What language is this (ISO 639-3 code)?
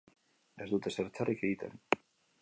eus